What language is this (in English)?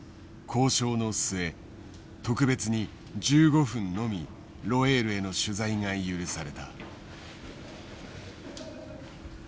Japanese